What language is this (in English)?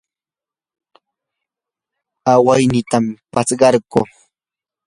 Yanahuanca Pasco Quechua